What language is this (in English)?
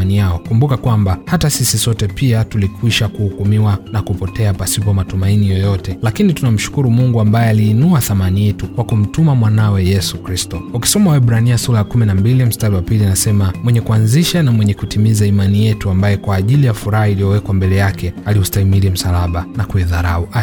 Swahili